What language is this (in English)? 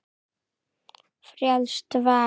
Icelandic